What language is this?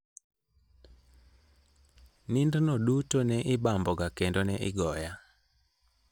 Luo (Kenya and Tanzania)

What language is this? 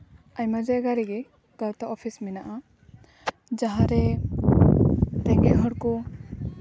Santali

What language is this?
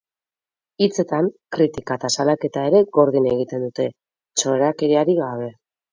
Basque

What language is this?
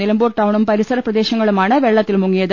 Malayalam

